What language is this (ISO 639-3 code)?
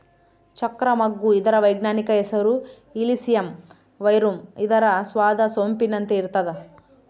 kan